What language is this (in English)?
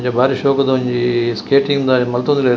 Tulu